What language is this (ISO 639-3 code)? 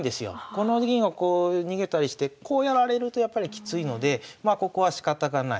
jpn